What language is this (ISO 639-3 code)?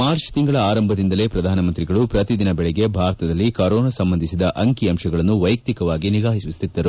kan